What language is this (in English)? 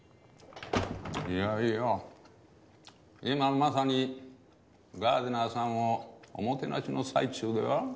Japanese